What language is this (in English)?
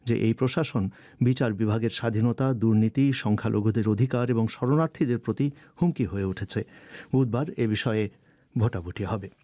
Bangla